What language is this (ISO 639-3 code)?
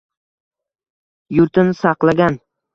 uzb